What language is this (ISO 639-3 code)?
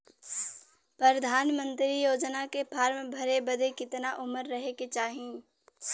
bho